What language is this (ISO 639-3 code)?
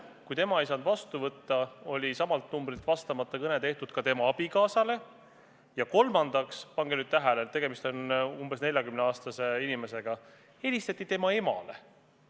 est